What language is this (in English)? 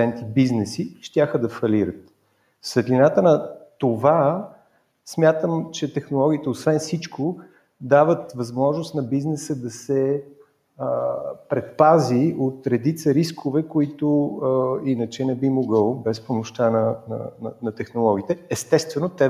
Bulgarian